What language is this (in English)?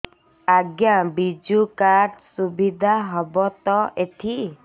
Odia